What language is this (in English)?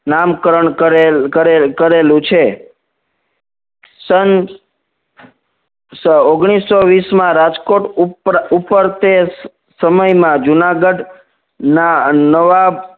Gujarati